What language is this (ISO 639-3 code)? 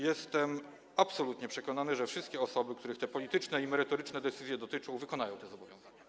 pol